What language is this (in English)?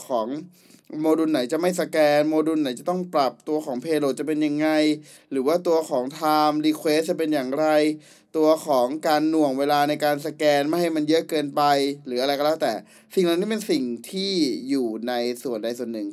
Thai